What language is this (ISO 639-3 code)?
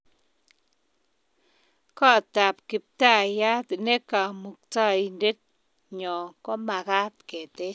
kln